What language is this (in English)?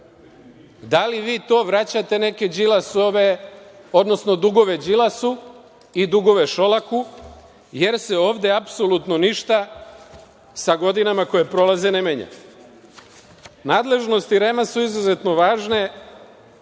Serbian